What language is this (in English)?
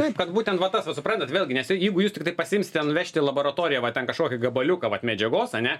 Lithuanian